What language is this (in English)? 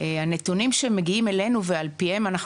Hebrew